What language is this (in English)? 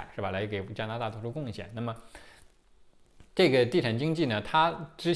Chinese